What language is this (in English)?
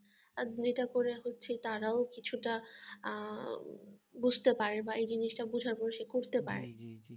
Bangla